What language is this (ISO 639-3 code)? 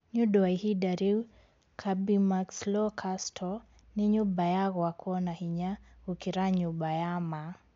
kik